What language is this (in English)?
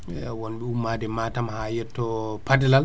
Fula